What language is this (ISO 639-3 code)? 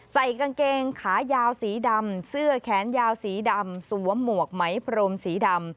tha